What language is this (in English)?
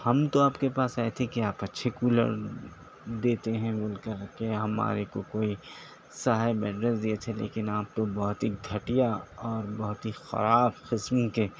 Urdu